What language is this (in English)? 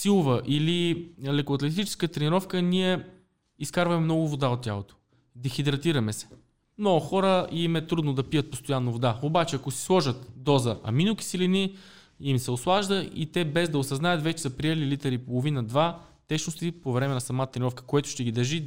Bulgarian